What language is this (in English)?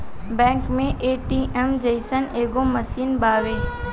Bhojpuri